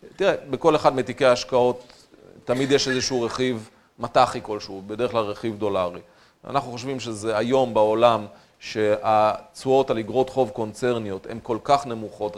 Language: Hebrew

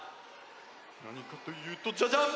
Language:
Japanese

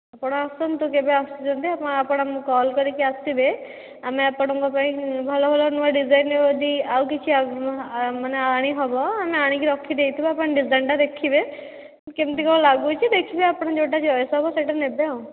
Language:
Odia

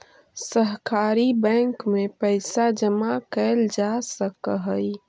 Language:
Magahi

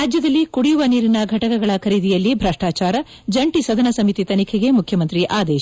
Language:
Kannada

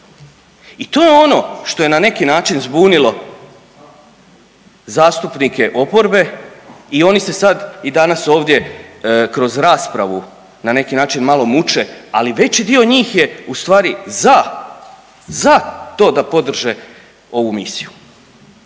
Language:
Croatian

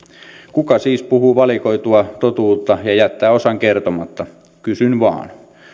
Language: Finnish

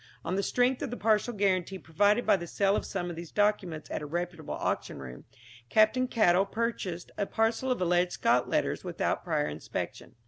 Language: English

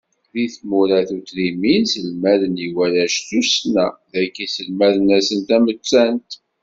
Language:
Kabyle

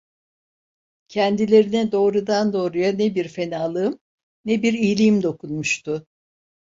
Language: Turkish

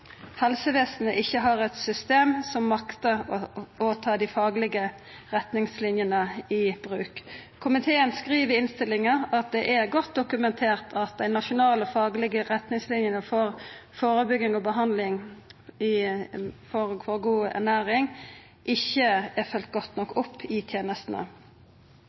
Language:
Norwegian Nynorsk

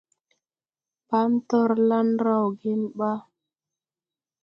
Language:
Tupuri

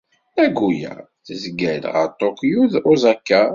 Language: Kabyle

